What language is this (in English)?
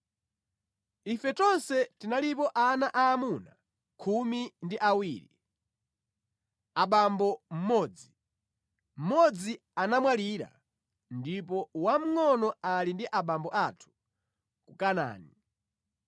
Nyanja